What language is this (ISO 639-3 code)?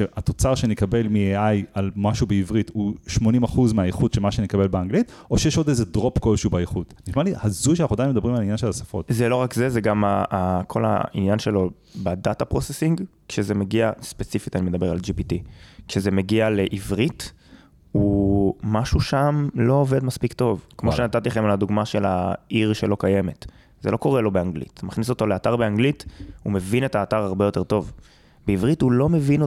heb